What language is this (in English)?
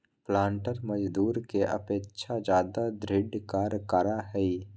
Magahi